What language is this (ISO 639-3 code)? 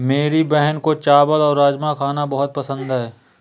hin